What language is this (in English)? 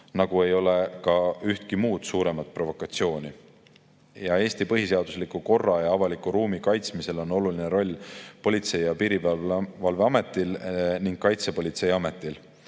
Estonian